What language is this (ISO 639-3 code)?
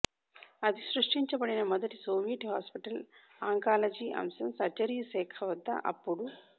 tel